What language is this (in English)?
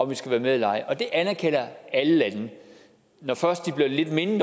Danish